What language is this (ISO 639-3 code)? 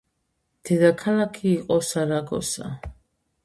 kat